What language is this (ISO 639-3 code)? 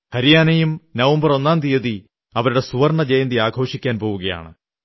mal